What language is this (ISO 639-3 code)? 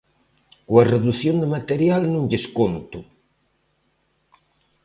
glg